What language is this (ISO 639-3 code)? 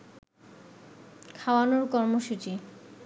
ben